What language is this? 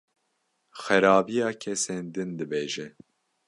Kurdish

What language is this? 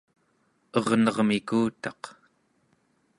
Central Yupik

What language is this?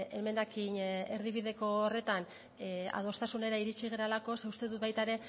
Basque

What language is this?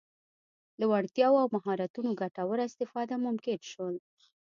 Pashto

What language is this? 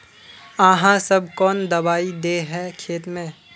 Magahi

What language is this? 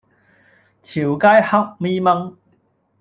Cantonese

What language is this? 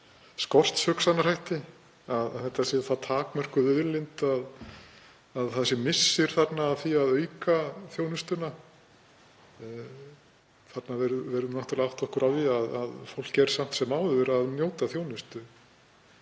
Icelandic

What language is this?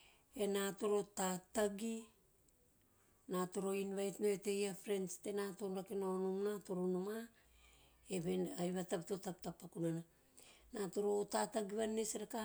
Teop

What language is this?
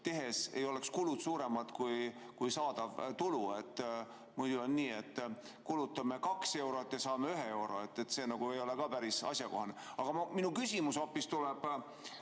Estonian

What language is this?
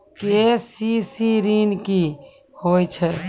Maithili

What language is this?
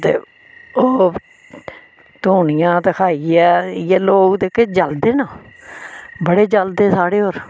Dogri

